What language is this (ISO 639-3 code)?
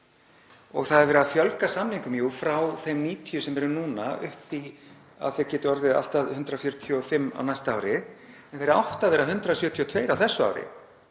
isl